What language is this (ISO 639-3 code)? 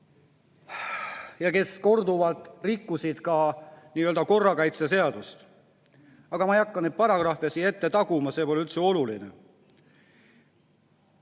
est